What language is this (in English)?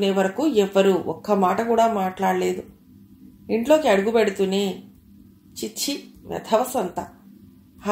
Telugu